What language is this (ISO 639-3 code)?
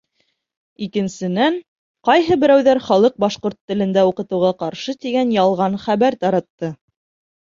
bak